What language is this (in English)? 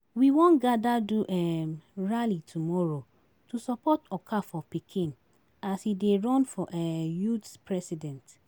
Nigerian Pidgin